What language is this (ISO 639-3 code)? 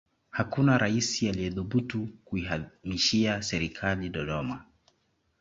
swa